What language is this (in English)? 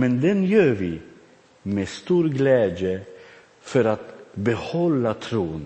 Swedish